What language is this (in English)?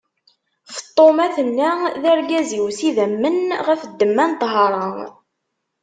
Kabyle